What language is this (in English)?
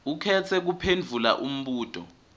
Swati